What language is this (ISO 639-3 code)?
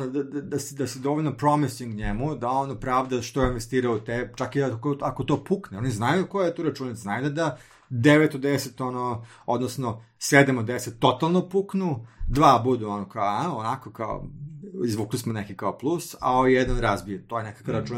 hrv